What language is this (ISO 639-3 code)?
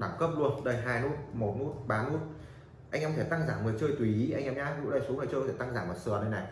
vie